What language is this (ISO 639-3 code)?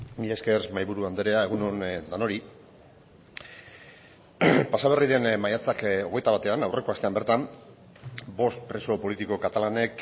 eus